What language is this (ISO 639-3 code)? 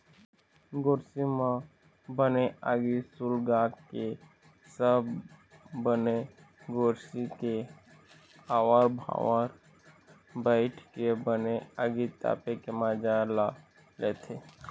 hne